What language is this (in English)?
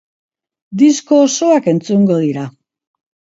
Basque